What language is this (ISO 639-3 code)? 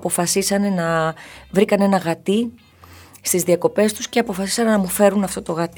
ell